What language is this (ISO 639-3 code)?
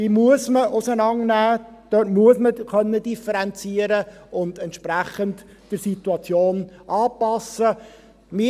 gsw